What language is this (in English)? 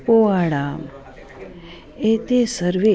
Sanskrit